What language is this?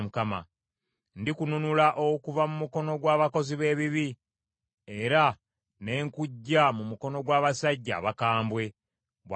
Ganda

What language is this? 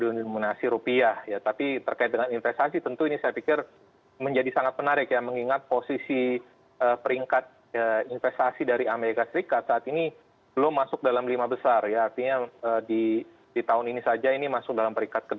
Indonesian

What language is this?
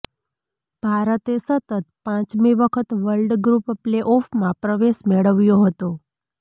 Gujarati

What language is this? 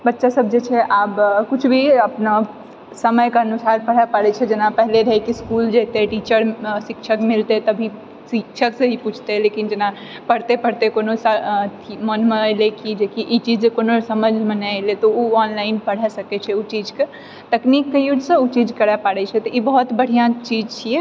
Maithili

